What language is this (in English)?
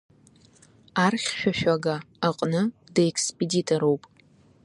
Abkhazian